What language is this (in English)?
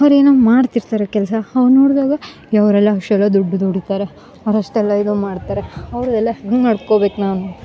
Kannada